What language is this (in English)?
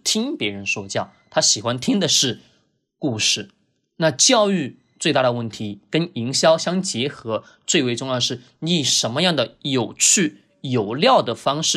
Chinese